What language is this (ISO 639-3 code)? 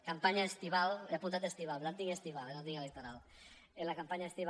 cat